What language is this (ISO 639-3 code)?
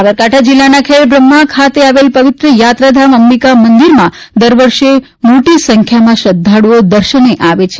guj